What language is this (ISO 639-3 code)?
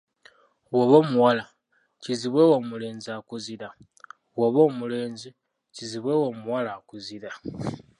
lug